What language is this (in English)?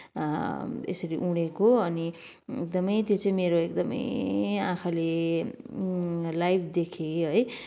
Nepali